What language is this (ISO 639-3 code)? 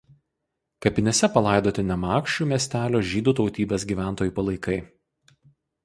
lit